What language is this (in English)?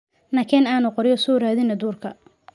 Somali